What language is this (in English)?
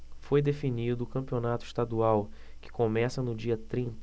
Portuguese